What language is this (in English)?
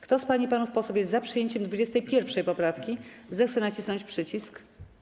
Polish